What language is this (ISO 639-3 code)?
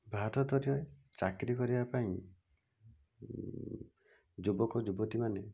ori